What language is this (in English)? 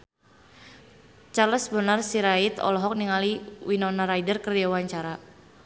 Sundanese